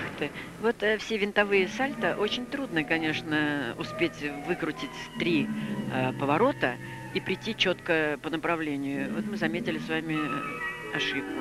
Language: Russian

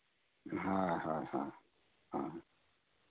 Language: Santali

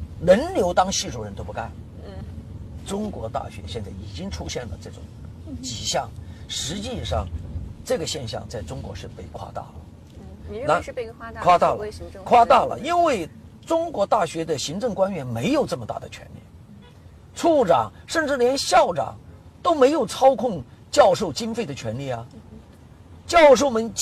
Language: Chinese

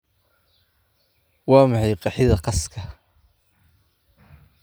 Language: Somali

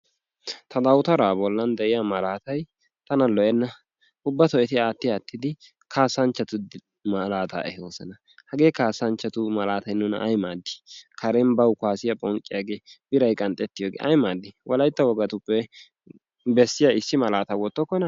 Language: Wolaytta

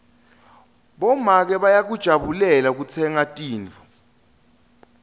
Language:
Swati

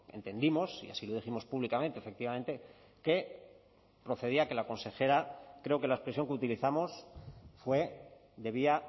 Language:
Spanish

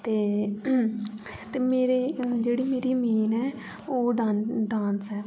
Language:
Dogri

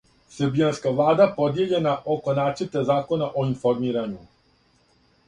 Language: Serbian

